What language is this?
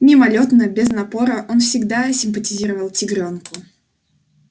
Russian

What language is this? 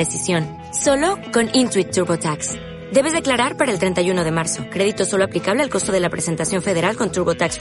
Spanish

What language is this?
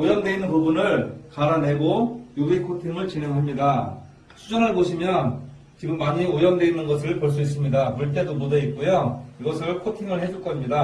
Korean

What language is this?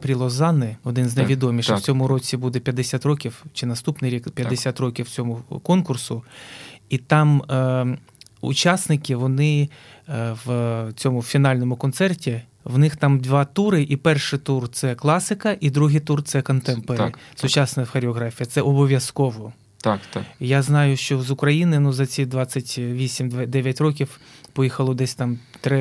Ukrainian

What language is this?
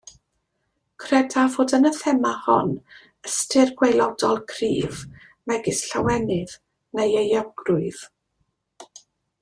Welsh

